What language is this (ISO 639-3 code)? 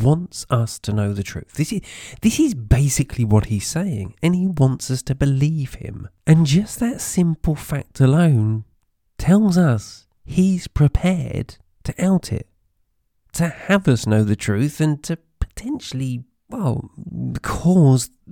eng